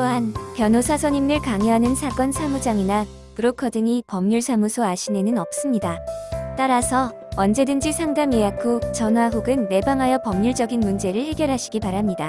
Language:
Korean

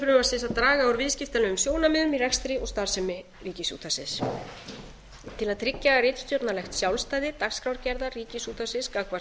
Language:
Icelandic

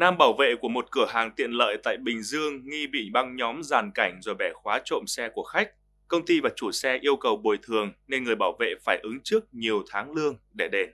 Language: Vietnamese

